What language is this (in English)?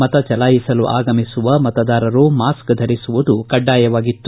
Kannada